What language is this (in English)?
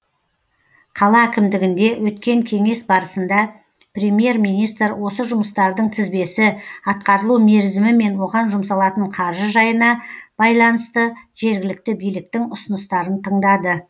Kazakh